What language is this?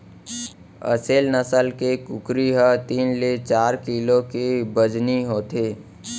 Chhattisgarhi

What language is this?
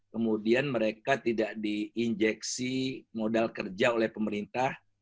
Indonesian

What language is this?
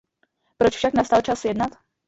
Czech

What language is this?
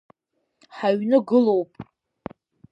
Abkhazian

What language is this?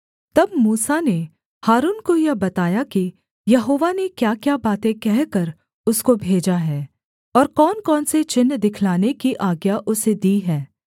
Hindi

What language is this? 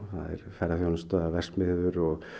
Icelandic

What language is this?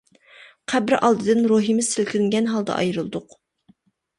Uyghur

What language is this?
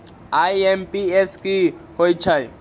Magahi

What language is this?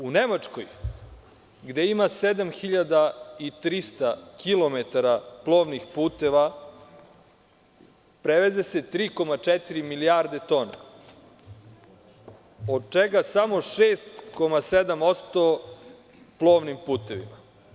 Serbian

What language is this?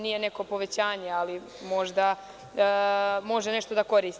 Serbian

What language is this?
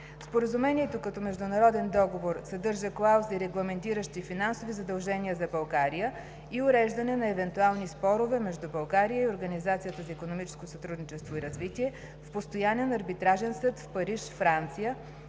Bulgarian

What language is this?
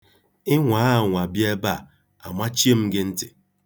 Igbo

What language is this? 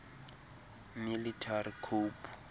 Xhosa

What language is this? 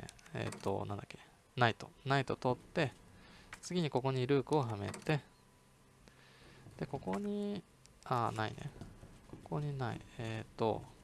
Japanese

